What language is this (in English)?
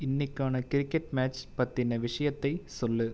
Tamil